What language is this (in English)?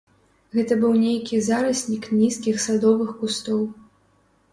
Belarusian